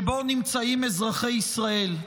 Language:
Hebrew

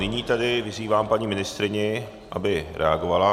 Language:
Czech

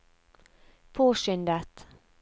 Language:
Norwegian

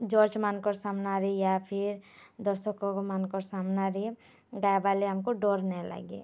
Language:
Odia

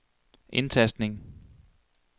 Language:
Danish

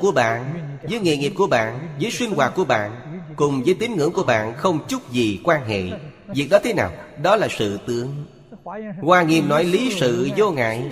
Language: Vietnamese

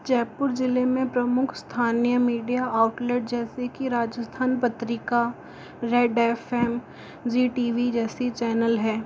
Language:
Hindi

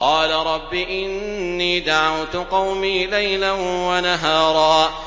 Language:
Arabic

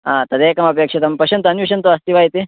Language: Sanskrit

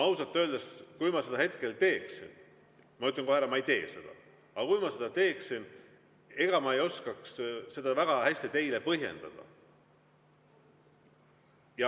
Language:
Estonian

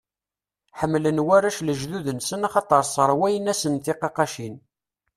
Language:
Kabyle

